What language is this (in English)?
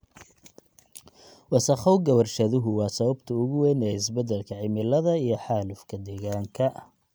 Somali